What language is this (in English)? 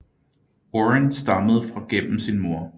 Danish